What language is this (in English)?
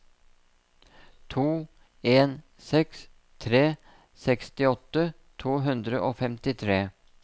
Norwegian